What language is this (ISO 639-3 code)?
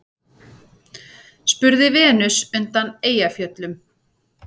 isl